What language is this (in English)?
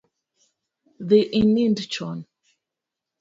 Luo (Kenya and Tanzania)